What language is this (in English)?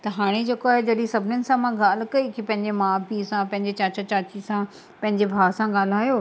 Sindhi